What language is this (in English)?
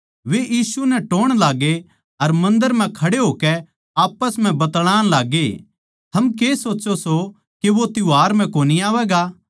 Haryanvi